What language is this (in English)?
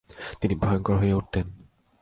Bangla